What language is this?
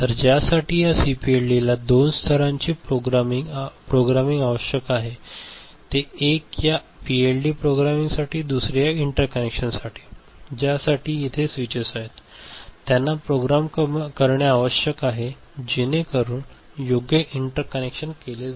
Marathi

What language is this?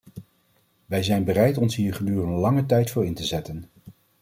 Dutch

